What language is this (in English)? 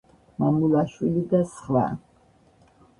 Georgian